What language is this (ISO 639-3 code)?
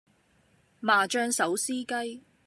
yue